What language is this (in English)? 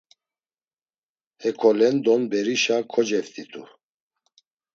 Laz